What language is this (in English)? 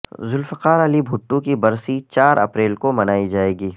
Urdu